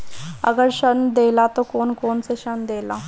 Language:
Bhojpuri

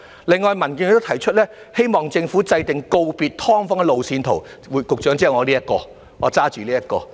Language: Cantonese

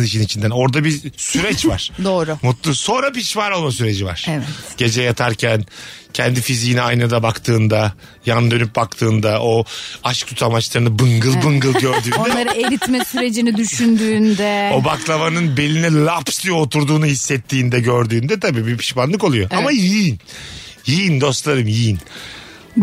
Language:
Turkish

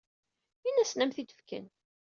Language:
Kabyle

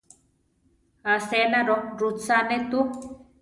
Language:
Central Tarahumara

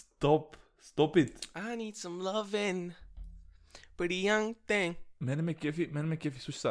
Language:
Bulgarian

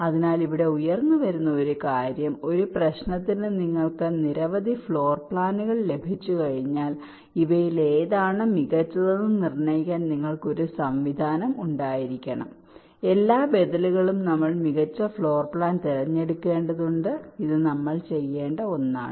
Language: Malayalam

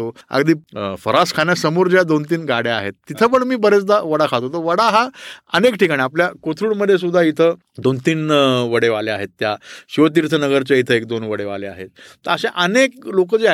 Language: Marathi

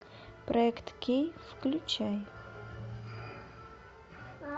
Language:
Russian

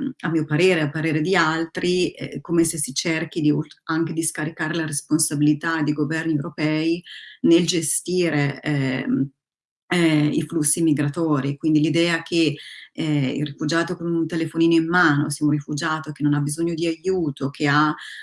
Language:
Italian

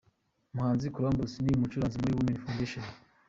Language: Kinyarwanda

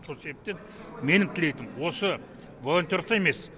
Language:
Kazakh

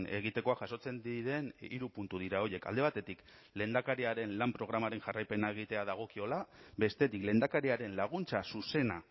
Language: Basque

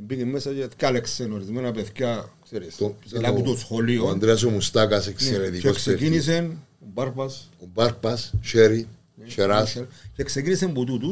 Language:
Greek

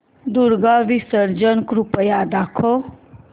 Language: Marathi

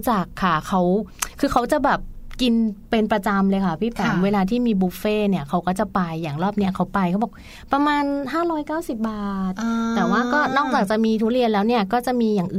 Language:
Thai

